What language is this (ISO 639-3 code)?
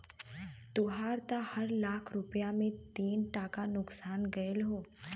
bho